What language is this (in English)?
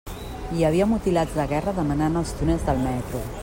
Catalan